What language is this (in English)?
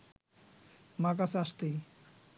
Bangla